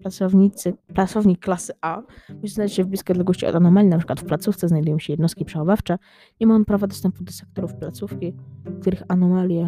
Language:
Polish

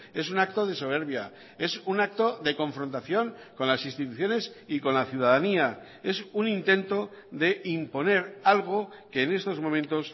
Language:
Spanish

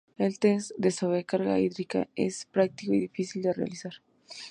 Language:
Spanish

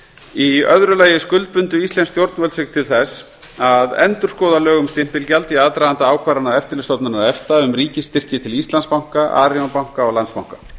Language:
Icelandic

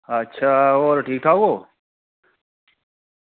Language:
Dogri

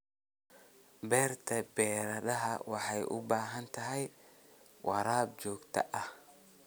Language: Somali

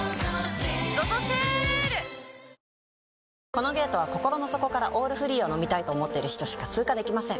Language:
Japanese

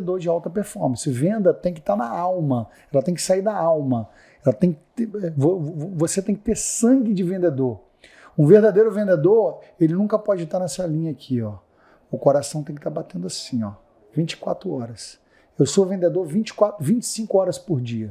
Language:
Portuguese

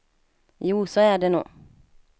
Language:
Swedish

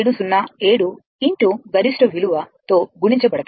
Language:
Telugu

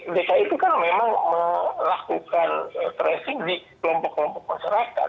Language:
Indonesian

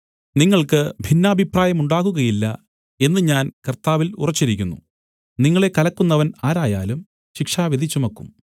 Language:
Malayalam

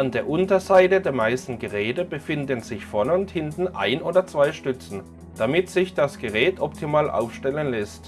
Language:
German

